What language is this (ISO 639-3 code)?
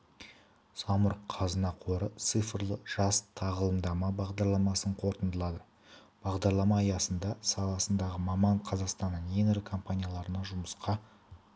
kaz